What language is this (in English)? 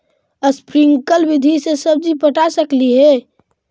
Magahi